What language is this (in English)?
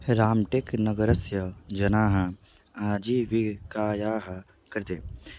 Sanskrit